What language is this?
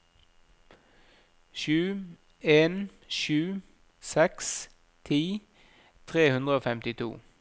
Norwegian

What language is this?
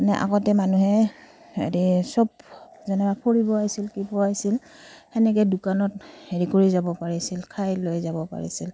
Assamese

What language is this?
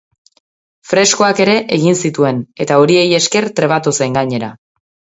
Basque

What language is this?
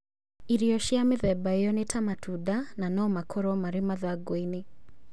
Kikuyu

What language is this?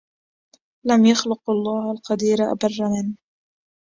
Arabic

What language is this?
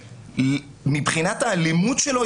Hebrew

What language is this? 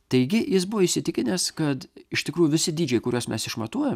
Lithuanian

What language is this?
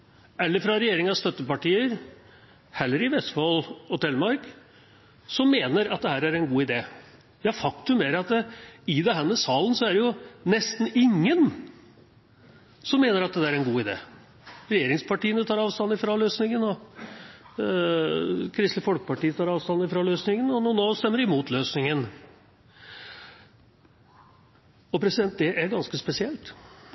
Norwegian Bokmål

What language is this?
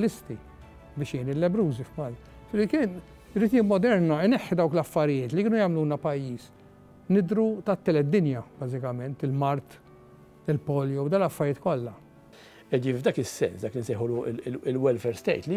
Arabic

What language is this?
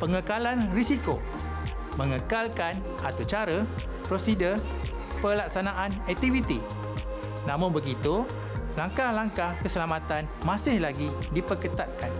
Malay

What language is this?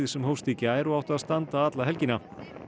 Icelandic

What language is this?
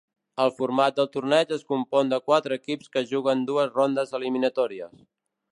Catalan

